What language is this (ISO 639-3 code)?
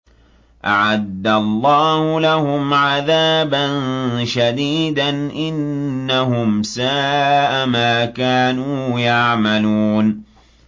ara